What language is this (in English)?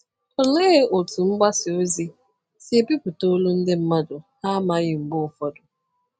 Igbo